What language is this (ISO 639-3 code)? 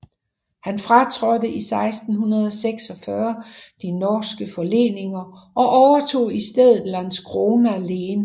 dan